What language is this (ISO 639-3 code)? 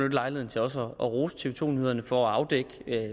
dan